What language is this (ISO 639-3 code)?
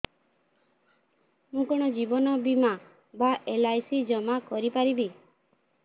ori